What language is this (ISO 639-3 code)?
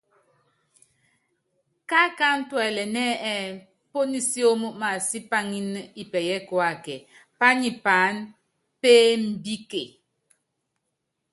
yav